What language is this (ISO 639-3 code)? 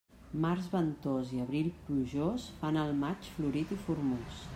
cat